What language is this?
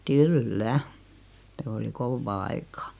Finnish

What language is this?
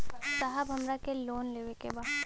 Bhojpuri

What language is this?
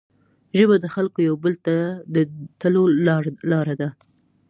Pashto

